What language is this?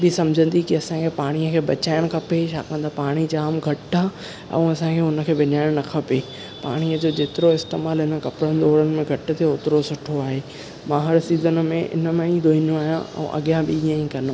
Sindhi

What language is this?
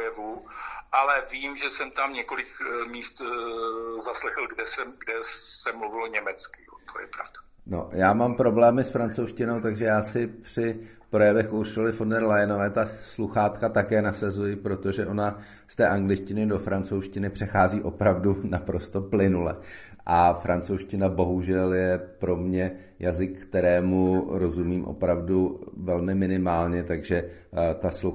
Czech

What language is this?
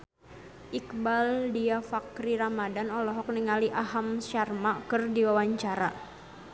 Sundanese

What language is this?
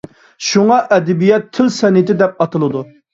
Uyghur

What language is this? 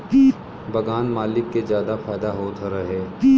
Bhojpuri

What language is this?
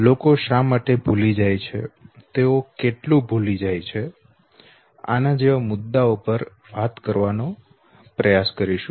Gujarati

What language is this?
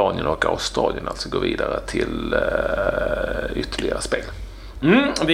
Swedish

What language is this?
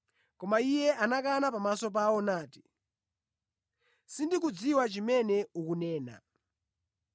Nyanja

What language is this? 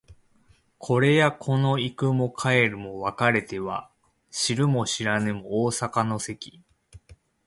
Japanese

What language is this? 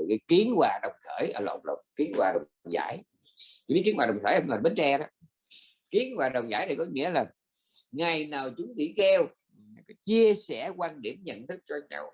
Vietnamese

